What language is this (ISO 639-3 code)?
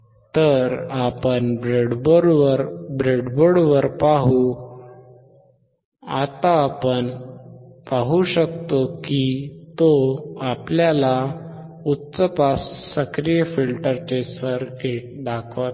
mar